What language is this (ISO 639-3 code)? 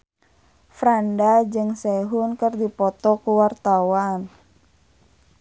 sun